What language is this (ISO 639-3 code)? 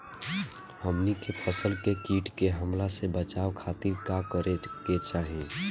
bho